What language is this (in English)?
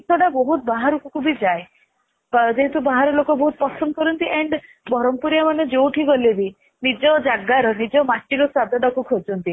Odia